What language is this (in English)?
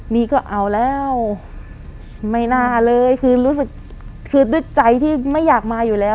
Thai